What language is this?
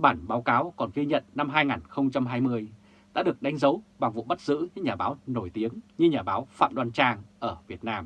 Vietnamese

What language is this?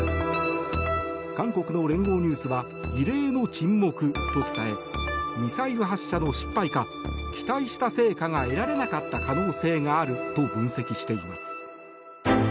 Japanese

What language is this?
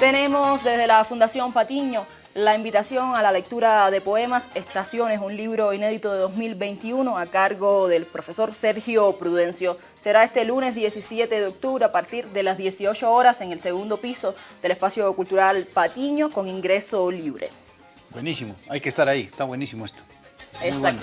Spanish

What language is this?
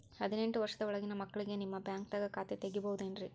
Kannada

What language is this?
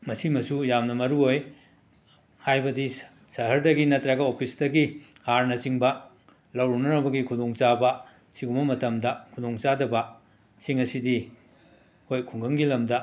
Manipuri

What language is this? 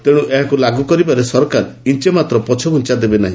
Odia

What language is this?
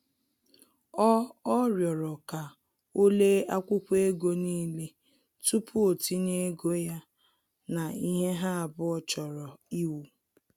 Igbo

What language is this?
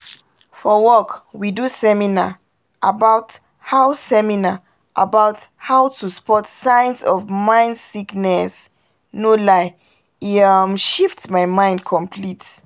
Nigerian Pidgin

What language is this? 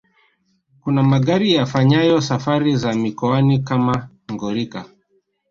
Swahili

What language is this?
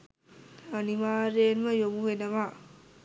Sinhala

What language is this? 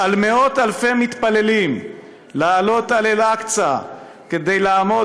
Hebrew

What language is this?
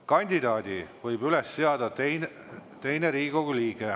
Estonian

